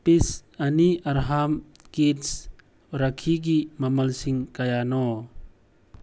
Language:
Manipuri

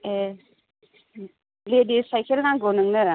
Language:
Bodo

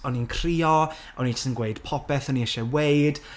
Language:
Welsh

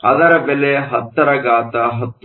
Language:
Kannada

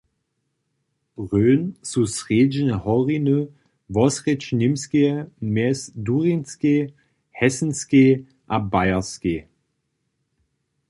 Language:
Upper Sorbian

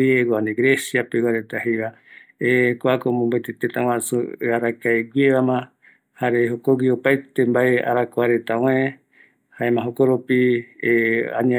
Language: Eastern Bolivian Guaraní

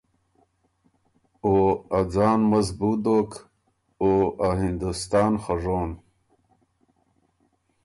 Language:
Ormuri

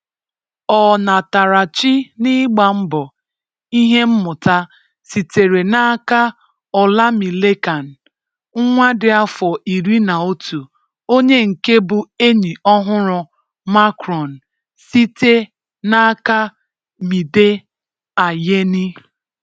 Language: Igbo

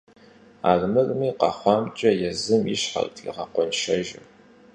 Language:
Kabardian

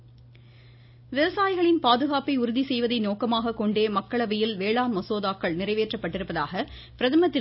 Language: Tamil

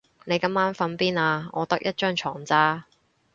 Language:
Cantonese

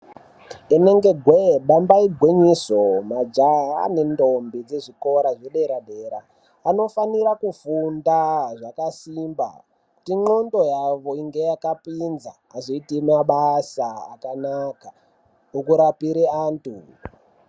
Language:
Ndau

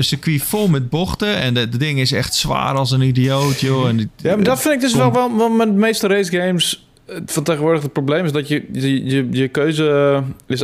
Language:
Dutch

